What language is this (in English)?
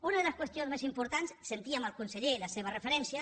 Catalan